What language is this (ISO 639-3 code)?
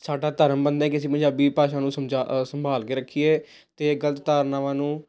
pan